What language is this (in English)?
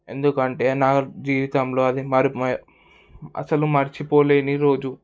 Telugu